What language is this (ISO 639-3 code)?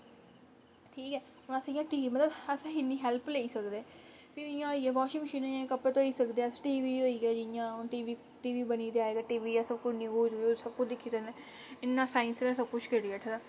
doi